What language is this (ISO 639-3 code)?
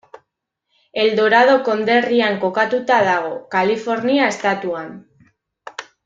eus